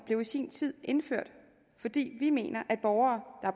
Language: Danish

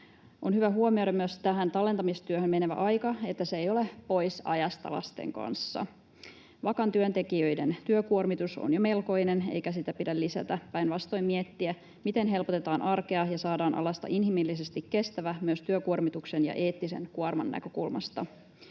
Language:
Finnish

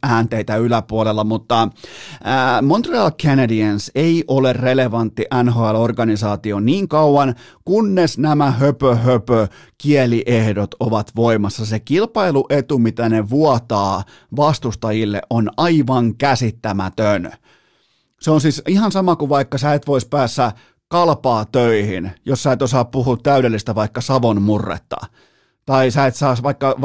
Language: Finnish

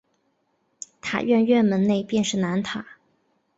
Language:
Chinese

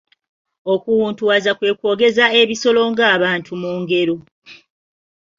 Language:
Ganda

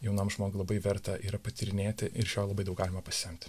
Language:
Lithuanian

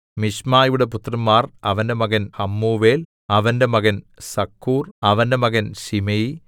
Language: Malayalam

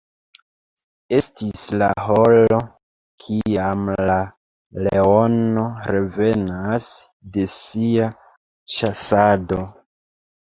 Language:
Esperanto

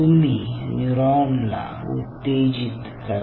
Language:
Marathi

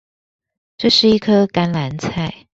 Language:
Chinese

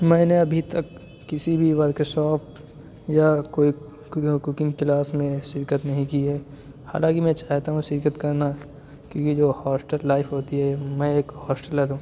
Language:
Urdu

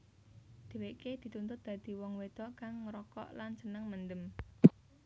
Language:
Javanese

